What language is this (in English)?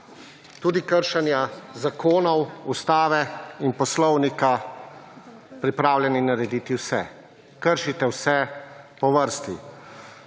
Slovenian